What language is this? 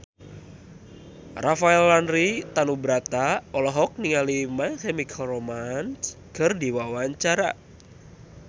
Sundanese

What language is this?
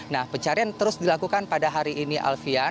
Indonesian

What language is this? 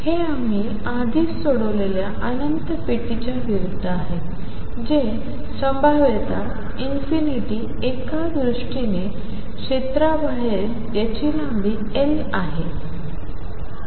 Marathi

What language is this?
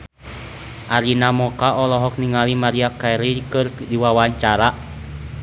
Sundanese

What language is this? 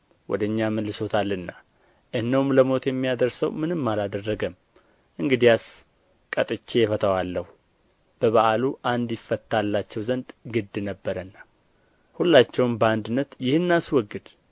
Amharic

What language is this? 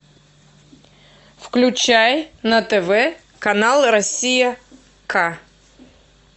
Russian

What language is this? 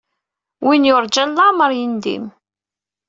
Kabyle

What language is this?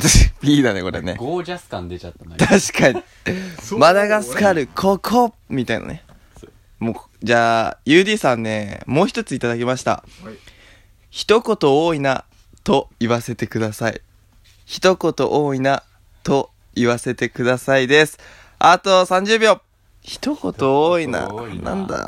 Japanese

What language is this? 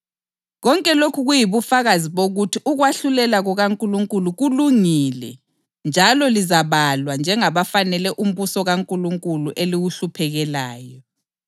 North Ndebele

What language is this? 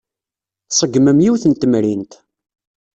Kabyle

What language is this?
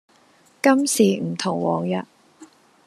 Cantonese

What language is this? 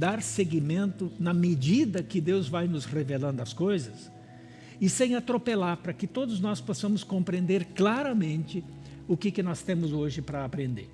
Portuguese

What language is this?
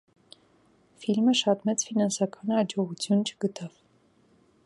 Armenian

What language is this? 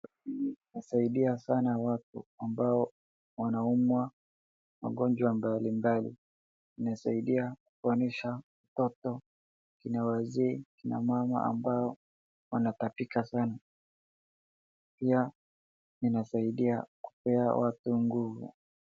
Swahili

